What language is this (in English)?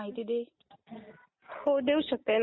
Marathi